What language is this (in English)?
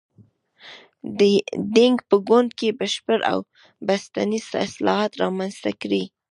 Pashto